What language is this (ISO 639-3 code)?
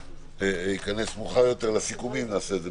heb